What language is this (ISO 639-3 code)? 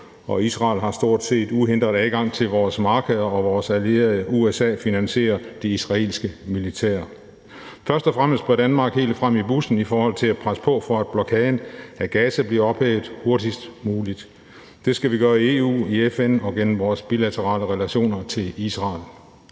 dan